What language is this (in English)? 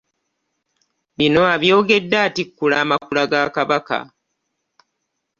Ganda